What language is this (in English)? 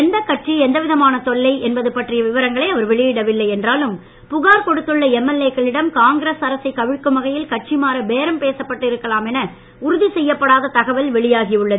Tamil